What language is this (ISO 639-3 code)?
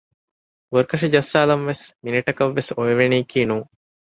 div